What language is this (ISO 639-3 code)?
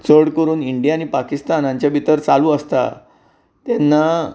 kok